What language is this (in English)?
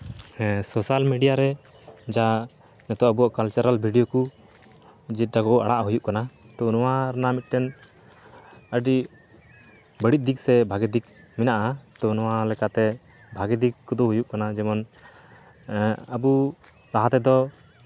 Santali